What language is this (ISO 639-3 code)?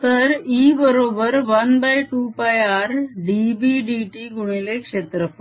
mar